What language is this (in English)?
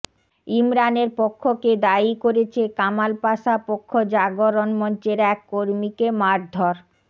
Bangla